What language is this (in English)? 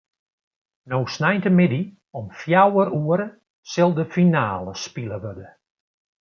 Western Frisian